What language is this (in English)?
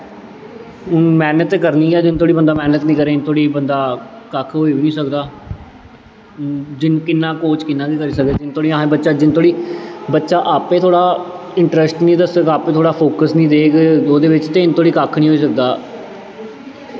Dogri